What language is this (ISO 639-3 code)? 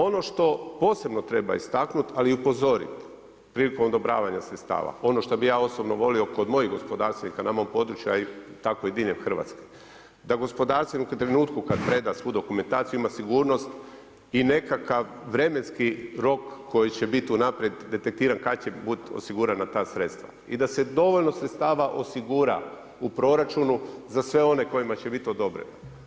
hrv